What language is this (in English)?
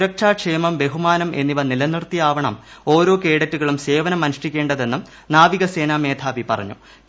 Malayalam